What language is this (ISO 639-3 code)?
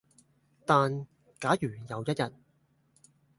yue